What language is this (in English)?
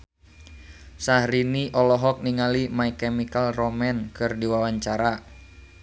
Sundanese